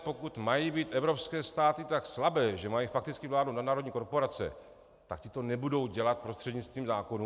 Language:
Czech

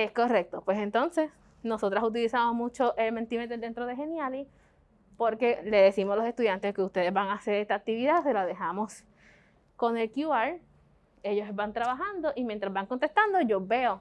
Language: Spanish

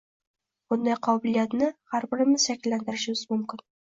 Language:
Uzbek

